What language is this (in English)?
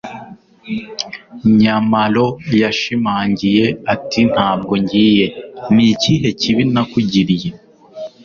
Kinyarwanda